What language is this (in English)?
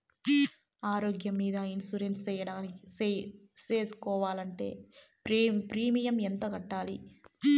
Telugu